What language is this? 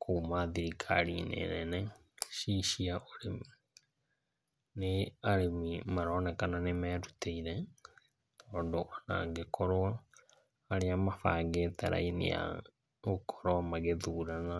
Kikuyu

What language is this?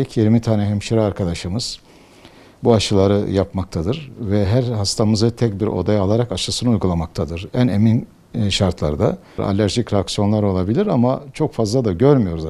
Turkish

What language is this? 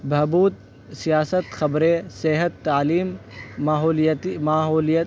Urdu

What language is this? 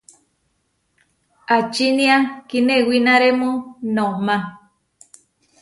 Huarijio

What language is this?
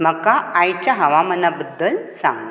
Konkani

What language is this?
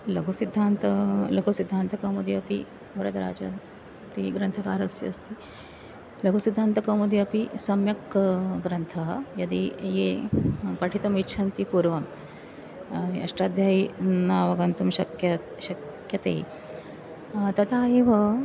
Sanskrit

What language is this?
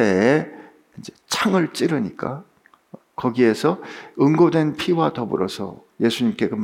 Korean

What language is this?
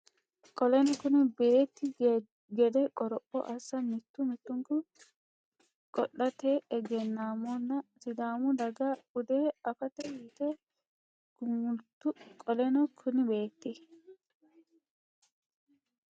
Sidamo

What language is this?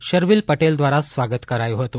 Gujarati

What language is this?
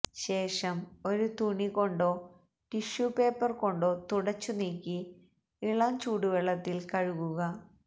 Malayalam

